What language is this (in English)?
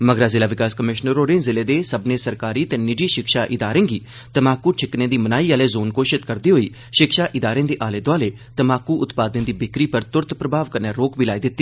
Dogri